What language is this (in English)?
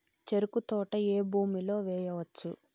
Telugu